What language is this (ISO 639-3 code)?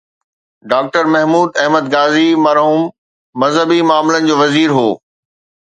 snd